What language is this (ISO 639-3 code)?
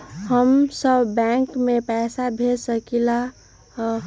mag